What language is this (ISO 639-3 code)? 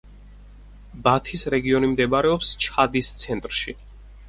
kat